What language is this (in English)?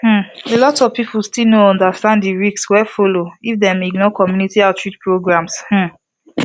Nigerian Pidgin